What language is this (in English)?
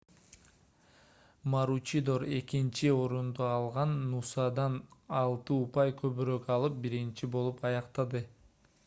Kyrgyz